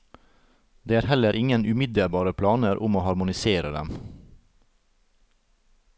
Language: Norwegian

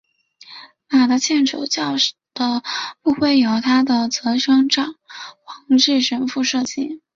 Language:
Chinese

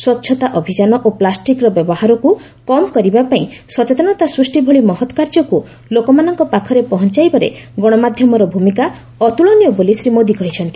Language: Odia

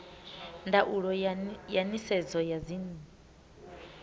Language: Venda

